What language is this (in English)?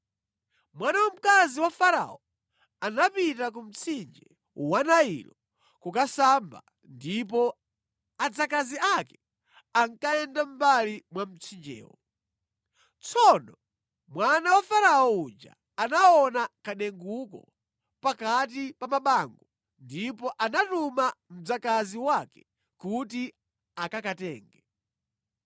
Nyanja